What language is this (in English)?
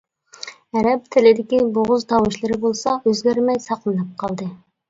Uyghur